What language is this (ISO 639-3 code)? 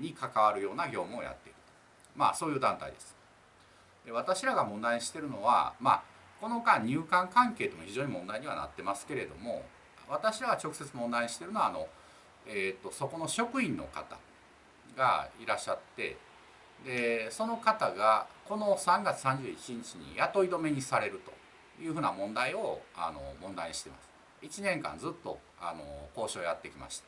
jpn